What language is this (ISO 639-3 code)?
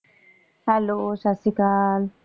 pan